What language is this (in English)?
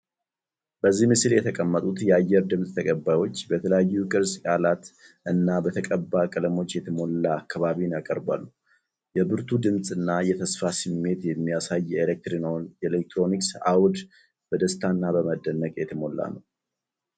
Amharic